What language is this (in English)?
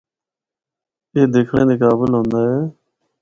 Northern Hindko